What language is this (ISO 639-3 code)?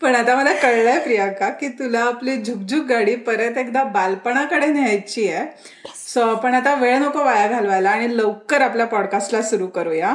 mar